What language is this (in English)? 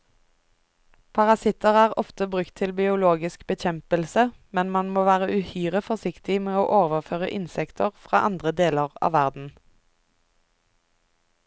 Norwegian